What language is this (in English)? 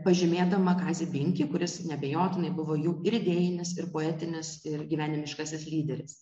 Lithuanian